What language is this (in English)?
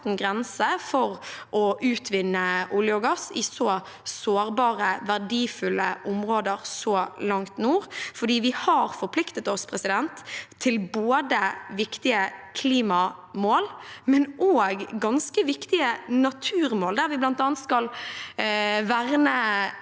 Norwegian